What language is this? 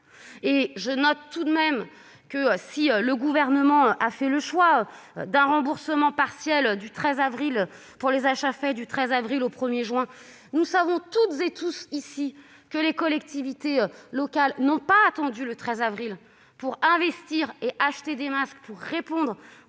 French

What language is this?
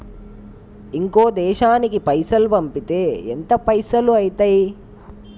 Telugu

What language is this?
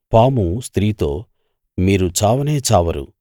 Telugu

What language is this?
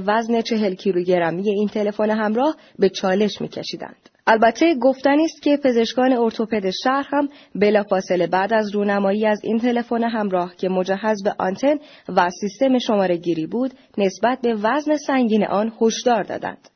Persian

